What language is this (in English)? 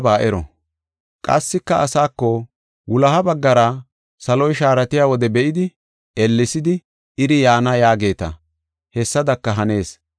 Gofa